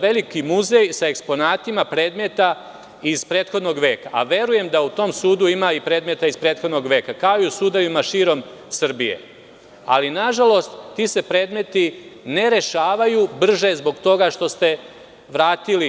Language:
Serbian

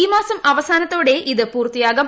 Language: Malayalam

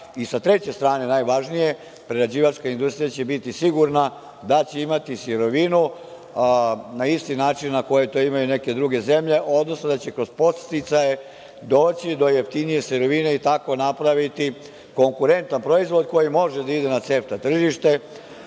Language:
Serbian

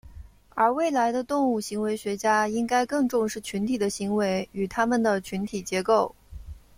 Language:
Chinese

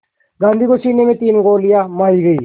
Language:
Hindi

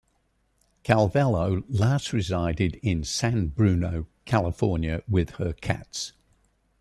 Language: English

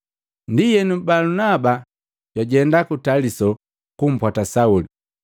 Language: Matengo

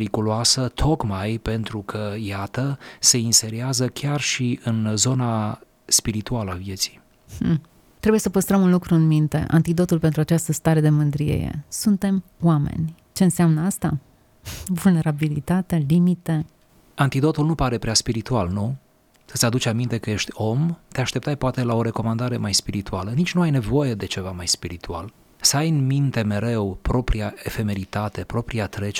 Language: Romanian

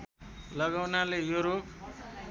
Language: Nepali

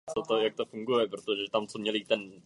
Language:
Czech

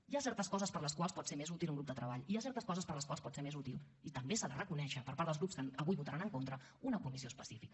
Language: Catalan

